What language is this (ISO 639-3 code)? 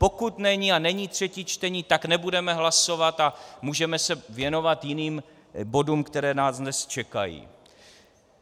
ces